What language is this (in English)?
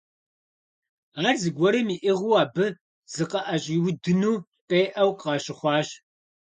Kabardian